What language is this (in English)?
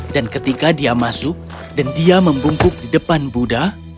Indonesian